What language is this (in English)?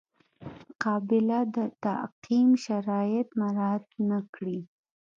Pashto